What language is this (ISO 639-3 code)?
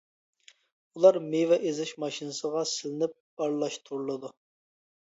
uig